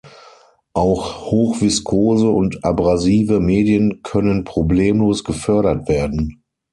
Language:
German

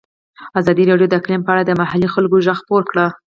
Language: Pashto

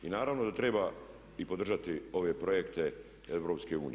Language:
Croatian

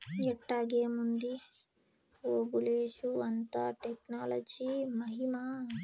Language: Telugu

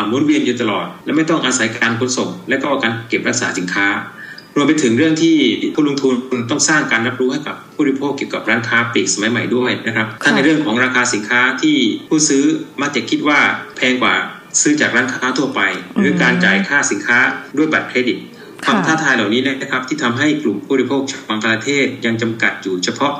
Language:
Thai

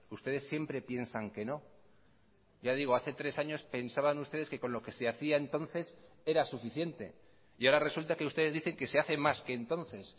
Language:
Spanish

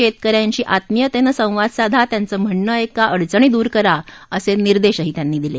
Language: Marathi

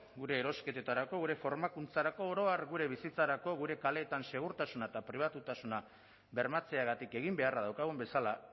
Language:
Basque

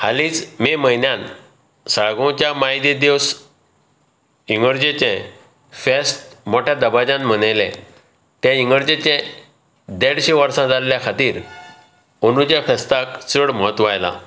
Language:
Konkani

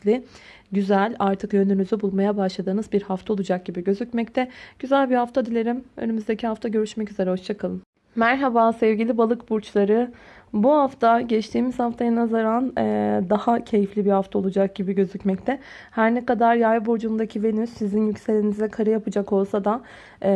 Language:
Turkish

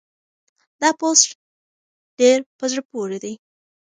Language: Pashto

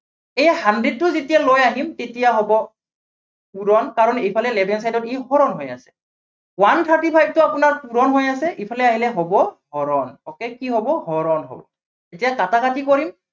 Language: Assamese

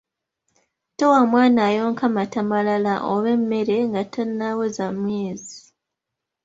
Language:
Ganda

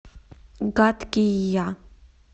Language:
Russian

